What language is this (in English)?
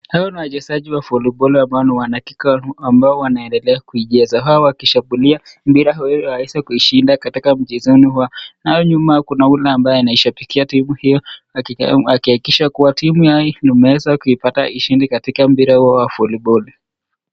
Swahili